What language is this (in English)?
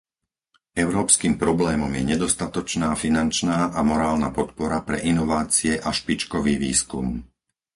Slovak